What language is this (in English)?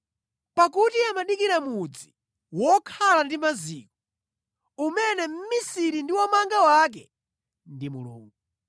Nyanja